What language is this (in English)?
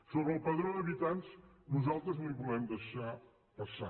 Catalan